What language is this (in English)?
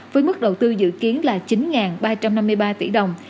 Vietnamese